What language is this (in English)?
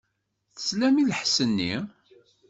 Kabyle